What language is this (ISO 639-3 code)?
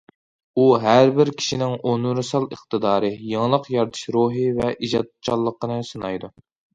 uig